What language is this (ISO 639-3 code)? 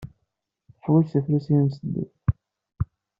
kab